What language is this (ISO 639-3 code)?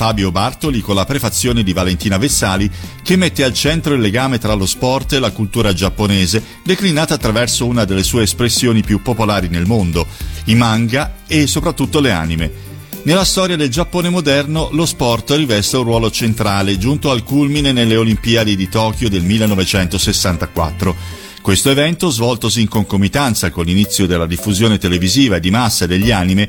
ita